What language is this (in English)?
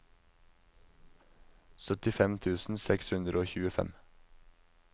Norwegian